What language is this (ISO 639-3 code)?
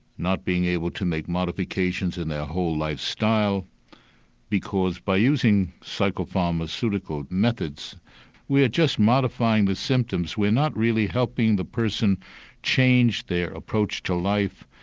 eng